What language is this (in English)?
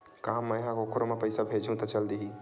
Chhattisgarhi